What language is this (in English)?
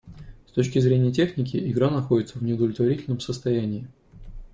Russian